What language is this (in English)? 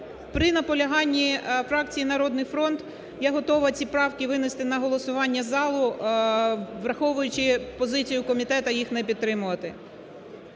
Ukrainian